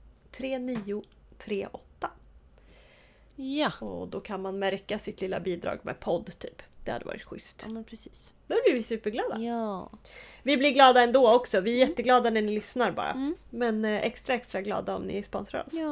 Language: Swedish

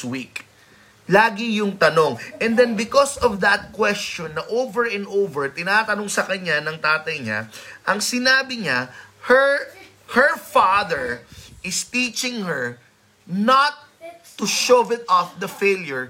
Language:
Filipino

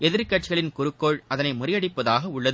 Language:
Tamil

